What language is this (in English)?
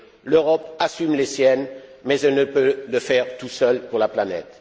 French